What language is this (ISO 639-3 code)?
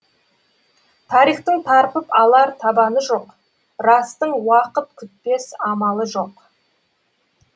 kaz